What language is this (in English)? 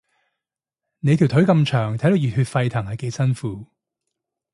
Cantonese